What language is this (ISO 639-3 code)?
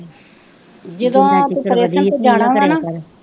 pan